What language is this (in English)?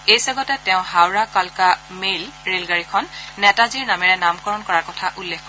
Assamese